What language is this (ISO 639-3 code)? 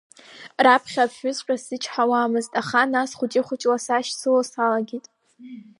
abk